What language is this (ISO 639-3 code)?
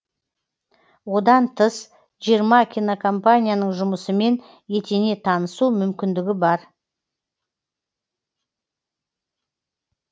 kaz